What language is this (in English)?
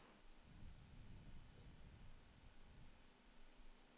Norwegian